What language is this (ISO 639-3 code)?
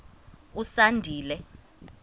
xho